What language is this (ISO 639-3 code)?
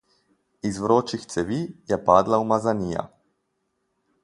slv